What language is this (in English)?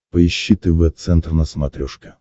Russian